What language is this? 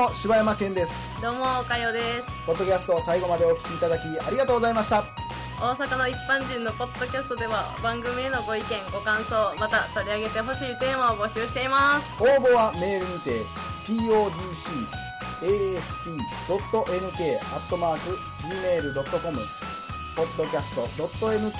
Japanese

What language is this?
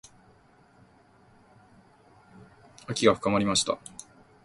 Japanese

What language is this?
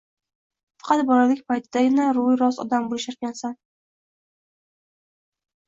Uzbek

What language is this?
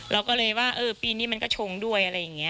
Thai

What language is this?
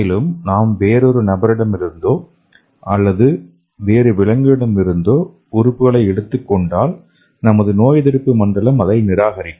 Tamil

